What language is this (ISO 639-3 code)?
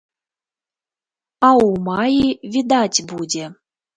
bel